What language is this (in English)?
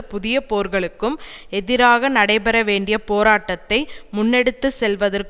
Tamil